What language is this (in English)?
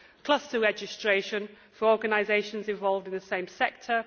English